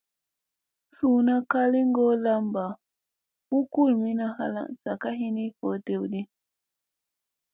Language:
Musey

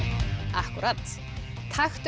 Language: Icelandic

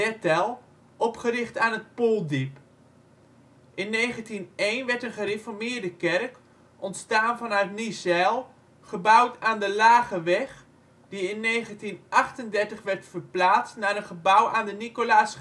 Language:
Dutch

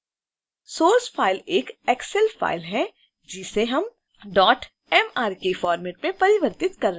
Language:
Hindi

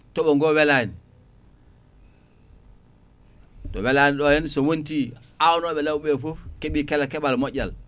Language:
Fula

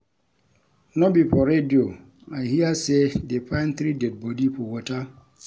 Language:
Nigerian Pidgin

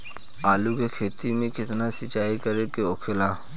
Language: Bhojpuri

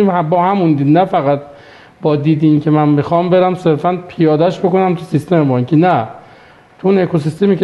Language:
Persian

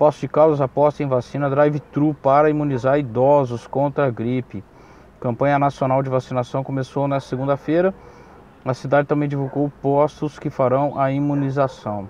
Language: Portuguese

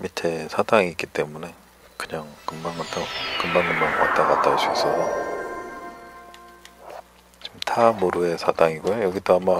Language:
Korean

